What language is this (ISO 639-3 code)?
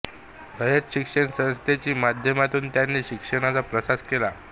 mar